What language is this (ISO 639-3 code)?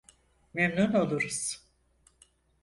tur